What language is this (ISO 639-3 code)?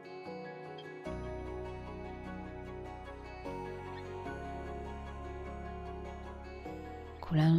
heb